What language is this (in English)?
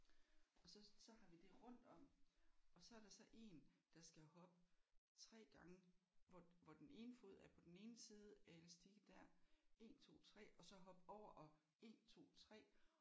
Danish